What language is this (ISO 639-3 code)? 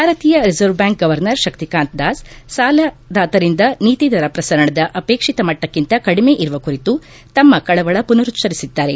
kan